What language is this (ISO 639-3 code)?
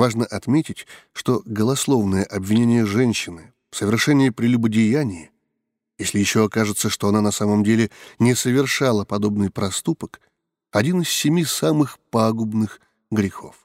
rus